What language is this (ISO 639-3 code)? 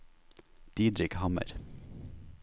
nor